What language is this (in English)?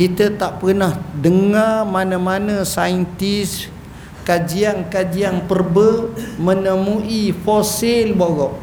Malay